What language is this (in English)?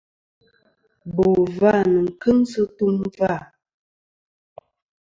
Kom